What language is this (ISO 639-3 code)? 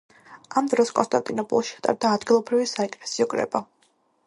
kat